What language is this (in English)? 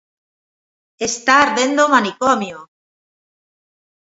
Galician